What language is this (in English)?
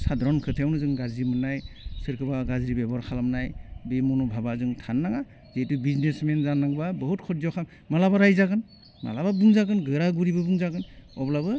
Bodo